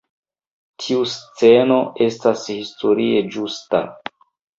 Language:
Esperanto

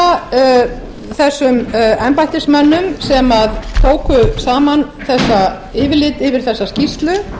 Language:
Icelandic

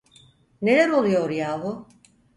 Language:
Turkish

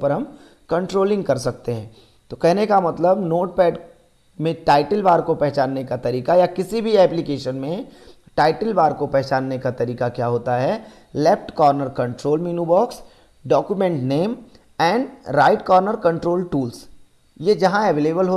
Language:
Hindi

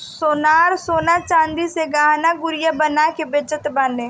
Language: Bhojpuri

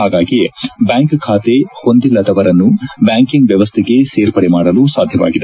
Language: Kannada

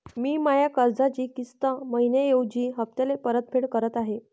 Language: Marathi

